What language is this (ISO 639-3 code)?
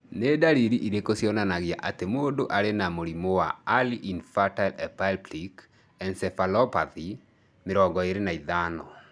kik